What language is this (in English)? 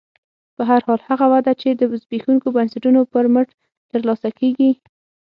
Pashto